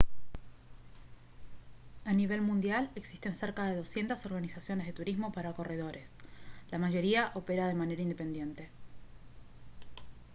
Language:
Spanish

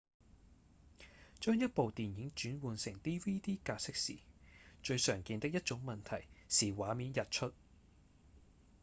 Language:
Cantonese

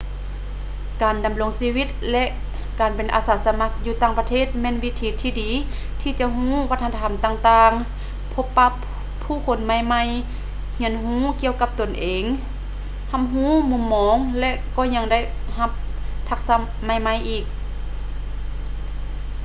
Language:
Lao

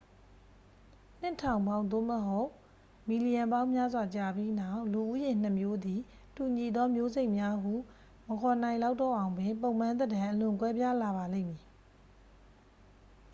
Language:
Burmese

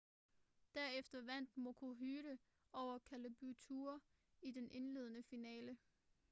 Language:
Danish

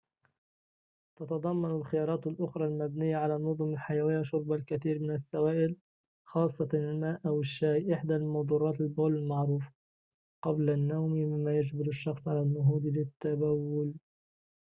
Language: Arabic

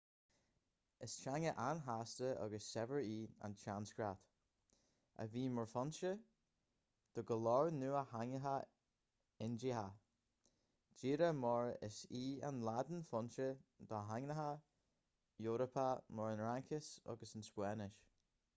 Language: Irish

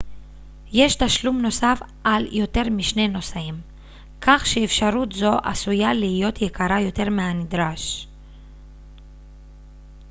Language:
Hebrew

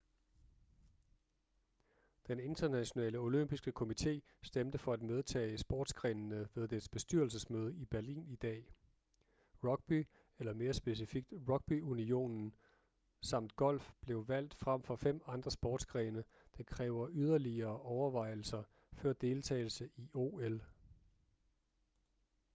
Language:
Danish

